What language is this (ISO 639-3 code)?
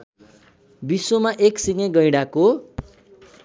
nep